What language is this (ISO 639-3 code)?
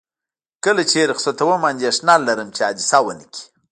pus